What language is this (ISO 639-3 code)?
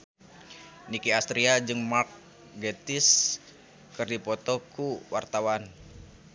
sun